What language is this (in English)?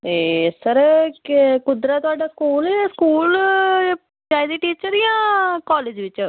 Dogri